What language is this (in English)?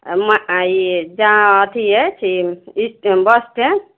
Maithili